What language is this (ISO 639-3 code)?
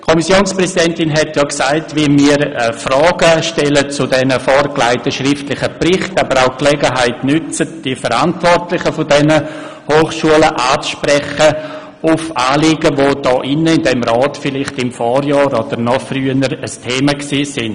gsw